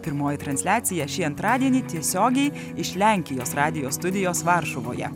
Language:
Lithuanian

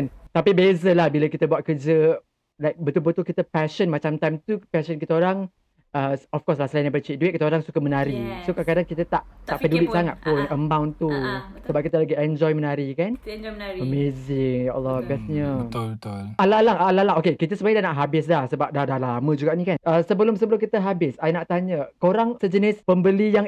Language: Malay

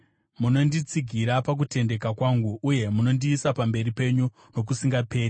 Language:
Shona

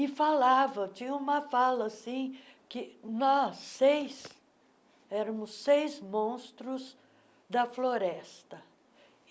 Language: Portuguese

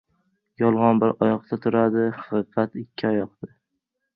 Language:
Uzbek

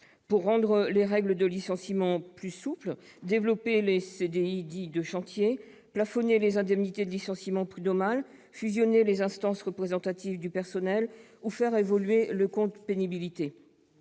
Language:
French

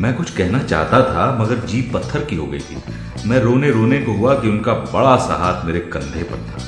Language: Hindi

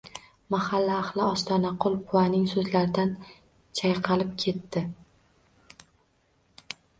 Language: Uzbek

